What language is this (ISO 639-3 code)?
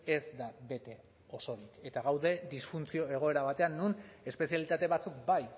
eus